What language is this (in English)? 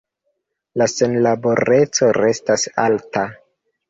Esperanto